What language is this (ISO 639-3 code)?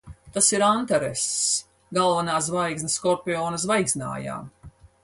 lav